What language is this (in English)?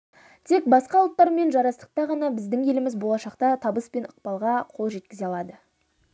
Kazakh